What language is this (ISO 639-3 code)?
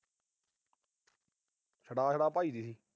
pan